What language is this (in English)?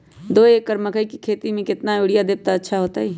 Magahi